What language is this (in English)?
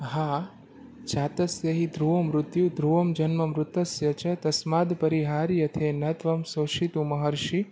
Gujarati